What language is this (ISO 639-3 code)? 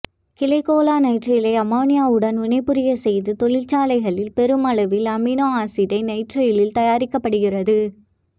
tam